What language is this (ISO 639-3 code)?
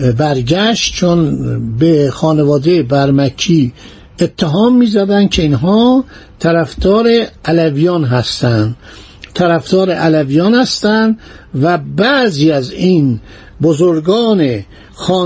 fas